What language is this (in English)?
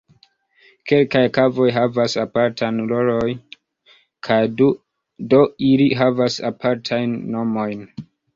Esperanto